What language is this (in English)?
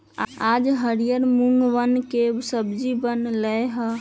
Magahi